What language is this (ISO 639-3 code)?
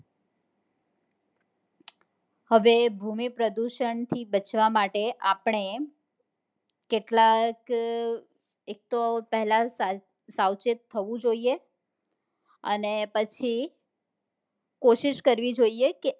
guj